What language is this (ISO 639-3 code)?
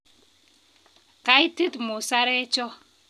kln